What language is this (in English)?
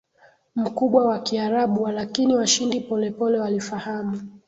Swahili